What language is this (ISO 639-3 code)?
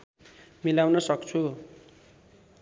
nep